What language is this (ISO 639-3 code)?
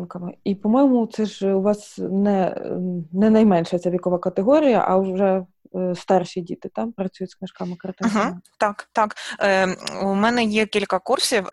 ukr